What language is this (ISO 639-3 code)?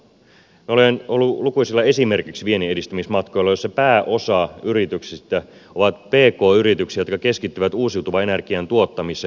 fin